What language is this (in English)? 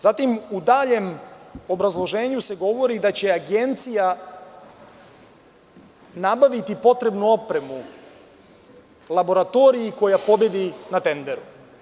Serbian